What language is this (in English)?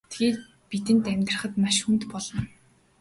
Mongolian